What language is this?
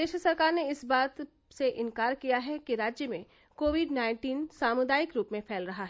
Hindi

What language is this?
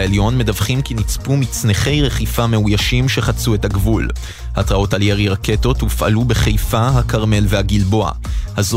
Hebrew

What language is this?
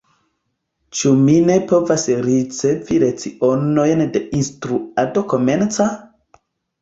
Esperanto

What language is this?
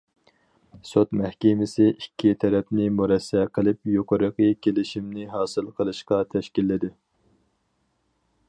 Uyghur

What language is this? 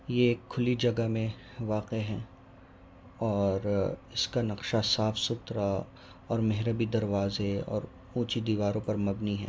Urdu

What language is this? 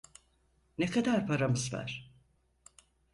Turkish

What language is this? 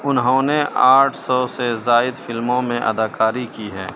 Urdu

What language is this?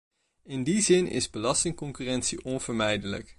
Dutch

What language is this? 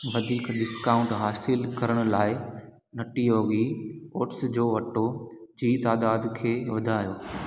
Sindhi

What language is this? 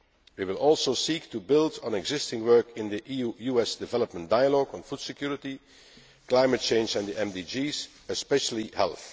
English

